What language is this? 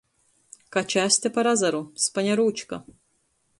Latgalian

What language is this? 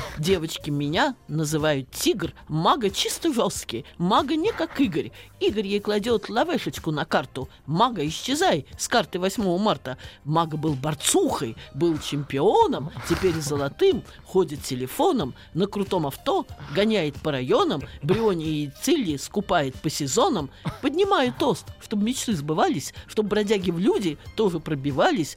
Russian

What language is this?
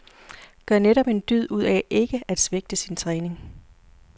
Danish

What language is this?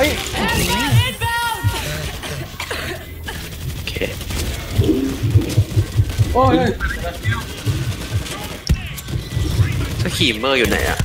Thai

